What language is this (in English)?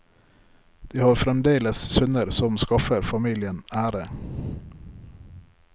Norwegian